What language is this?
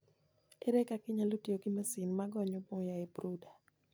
Luo (Kenya and Tanzania)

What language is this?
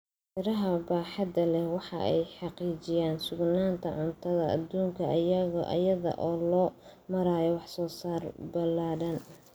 Somali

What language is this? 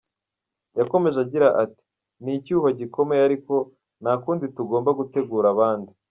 Kinyarwanda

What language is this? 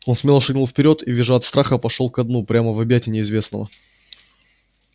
Russian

